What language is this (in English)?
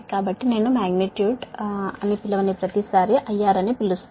Telugu